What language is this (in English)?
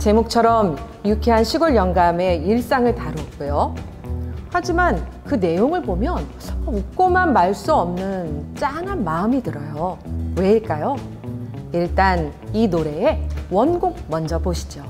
Korean